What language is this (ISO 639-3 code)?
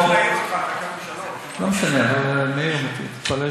heb